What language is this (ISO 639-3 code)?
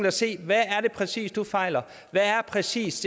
dan